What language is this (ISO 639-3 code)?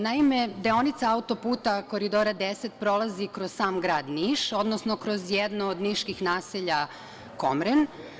srp